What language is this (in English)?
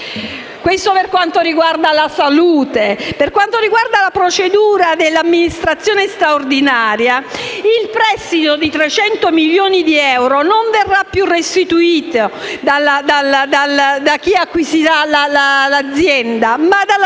Italian